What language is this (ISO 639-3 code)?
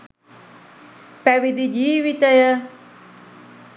sin